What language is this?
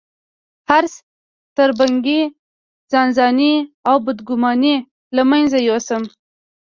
Pashto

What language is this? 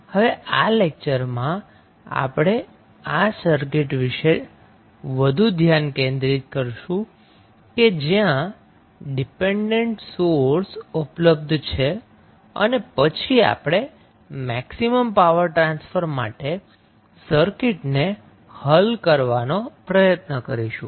Gujarati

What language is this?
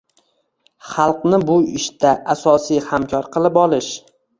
Uzbek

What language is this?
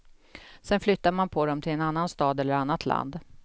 Swedish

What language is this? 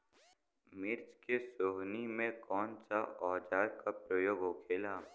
Bhojpuri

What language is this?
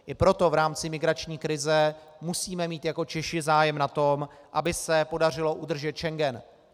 Czech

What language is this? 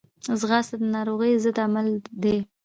Pashto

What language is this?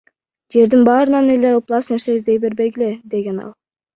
Kyrgyz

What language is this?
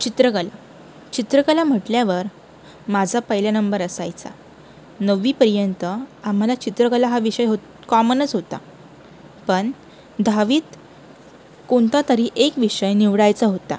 Marathi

